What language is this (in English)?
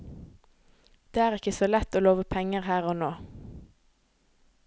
Norwegian